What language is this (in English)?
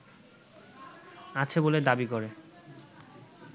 Bangla